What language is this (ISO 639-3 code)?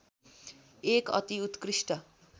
nep